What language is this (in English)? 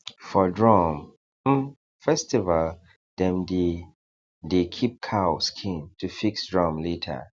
Nigerian Pidgin